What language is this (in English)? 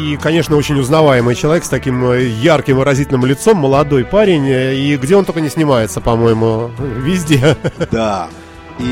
Russian